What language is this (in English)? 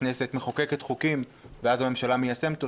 Hebrew